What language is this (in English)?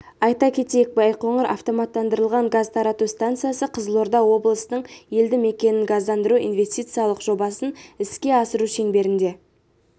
Kazakh